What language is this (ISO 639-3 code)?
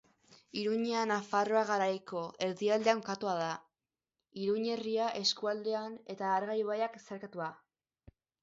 eus